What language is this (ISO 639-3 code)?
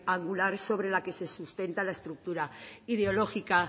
spa